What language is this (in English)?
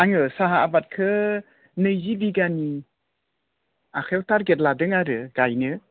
Bodo